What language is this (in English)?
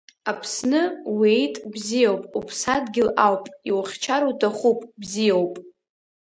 Abkhazian